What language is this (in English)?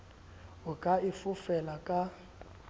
Southern Sotho